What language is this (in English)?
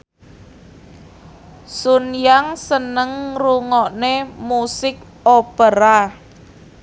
Javanese